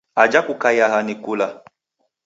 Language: Taita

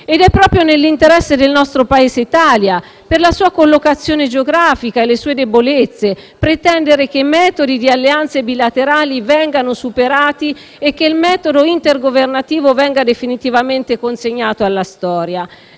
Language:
Italian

